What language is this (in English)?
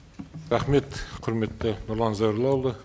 Kazakh